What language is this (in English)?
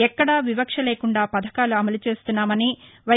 Telugu